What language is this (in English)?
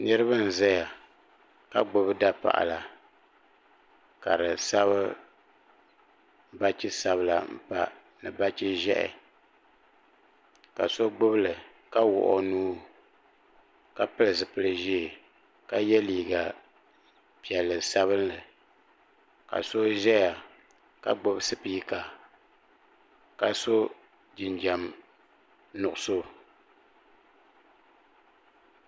Dagbani